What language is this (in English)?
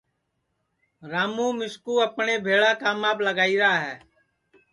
Sansi